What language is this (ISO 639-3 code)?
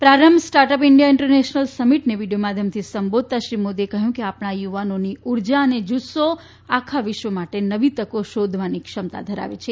guj